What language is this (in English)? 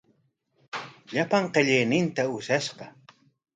Corongo Ancash Quechua